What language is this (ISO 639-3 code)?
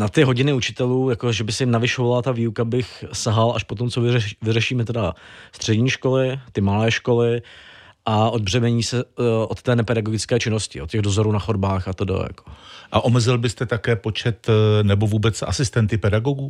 ces